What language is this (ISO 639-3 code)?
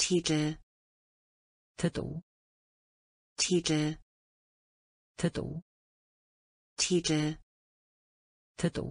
pol